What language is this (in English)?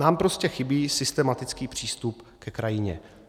Czech